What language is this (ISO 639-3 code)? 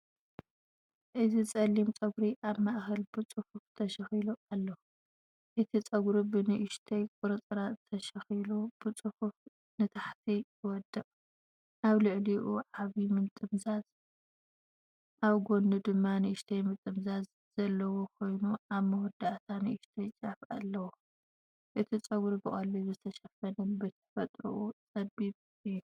tir